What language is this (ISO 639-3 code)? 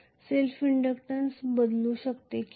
mar